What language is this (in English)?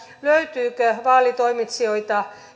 Finnish